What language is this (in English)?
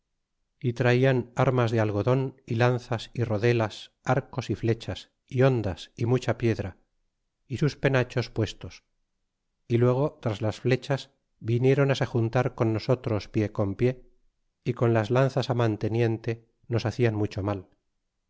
Spanish